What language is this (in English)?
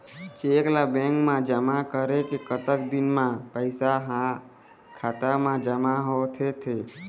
Chhattisgarhi